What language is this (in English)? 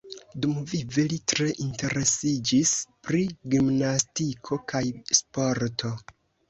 Esperanto